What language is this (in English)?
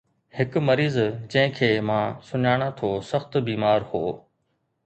Sindhi